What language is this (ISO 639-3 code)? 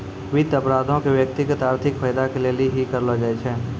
mai